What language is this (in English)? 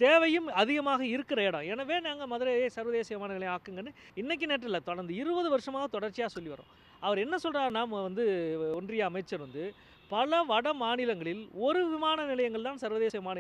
Hindi